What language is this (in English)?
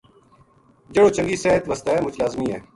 Gujari